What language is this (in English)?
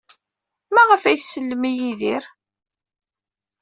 Kabyle